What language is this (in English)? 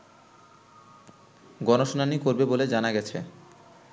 Bangla